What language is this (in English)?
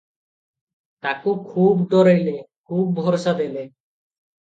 Odia